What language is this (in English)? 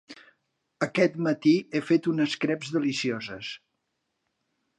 Catalan